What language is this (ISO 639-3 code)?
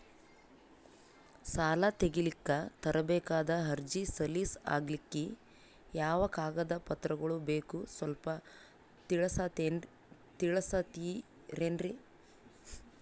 kan